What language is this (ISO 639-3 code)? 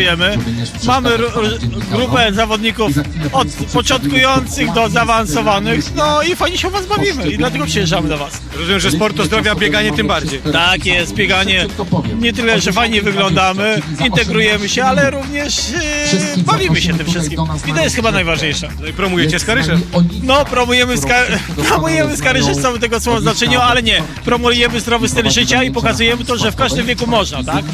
pol